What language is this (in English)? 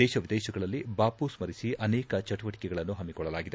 Kannada